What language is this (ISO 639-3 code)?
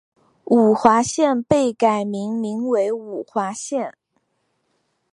zho